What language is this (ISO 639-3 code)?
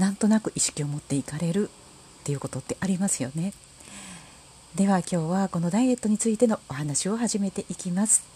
jpn